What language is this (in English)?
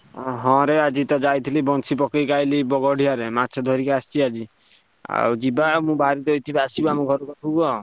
Odia